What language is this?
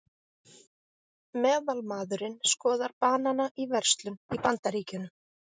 Icelandic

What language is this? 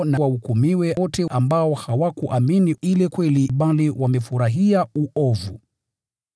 Swahili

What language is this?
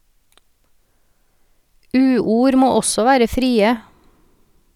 Norwegian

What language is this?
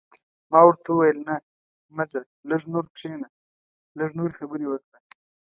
Pashto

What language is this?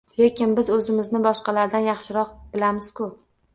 Uzbek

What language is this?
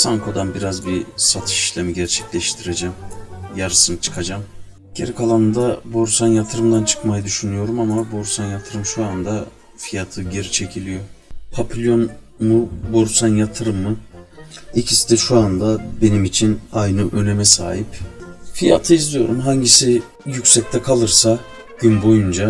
Turkish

